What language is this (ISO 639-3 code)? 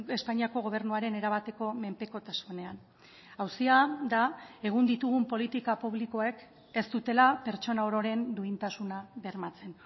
eus